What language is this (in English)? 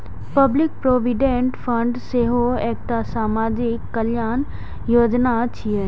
Maithili